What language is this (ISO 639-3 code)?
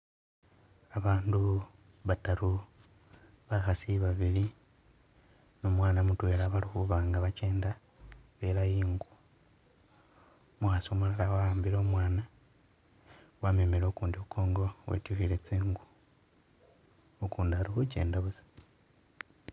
myx